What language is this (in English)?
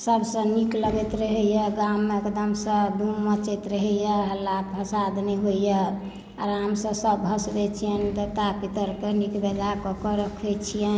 Maithili